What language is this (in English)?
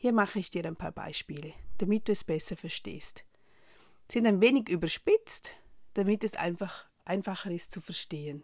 German